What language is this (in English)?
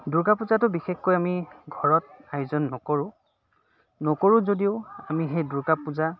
Assamese